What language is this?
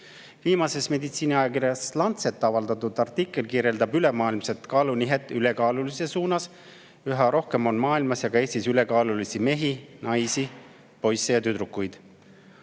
Estonian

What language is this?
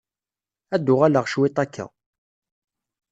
Kabyle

